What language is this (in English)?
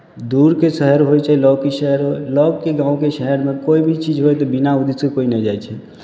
Maithili